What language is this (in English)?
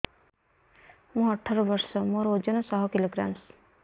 Odia